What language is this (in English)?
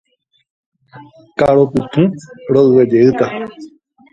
Guarani